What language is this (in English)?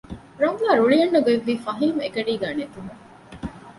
Divehi